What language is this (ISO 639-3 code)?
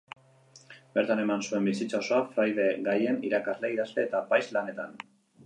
eus